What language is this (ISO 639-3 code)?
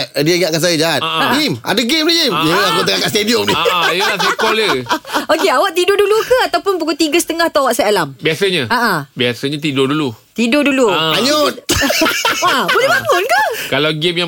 msa